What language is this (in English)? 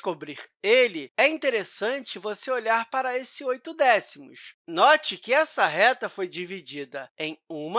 Portuguese